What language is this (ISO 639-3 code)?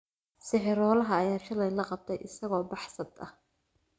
som